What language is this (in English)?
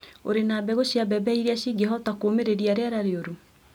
Kikuyu